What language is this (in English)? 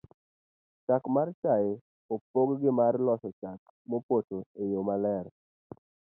Luo (Kenya and Tanzania)